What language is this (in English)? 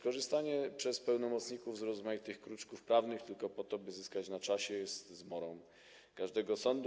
Polish